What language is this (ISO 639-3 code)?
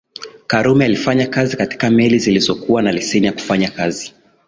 swa